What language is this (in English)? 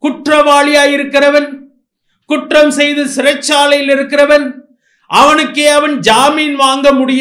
Romanian